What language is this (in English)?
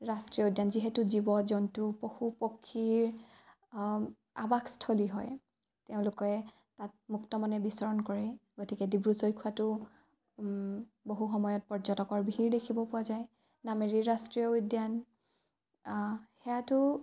Assamese